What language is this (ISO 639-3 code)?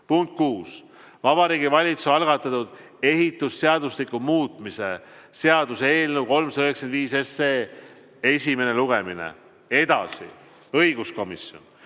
est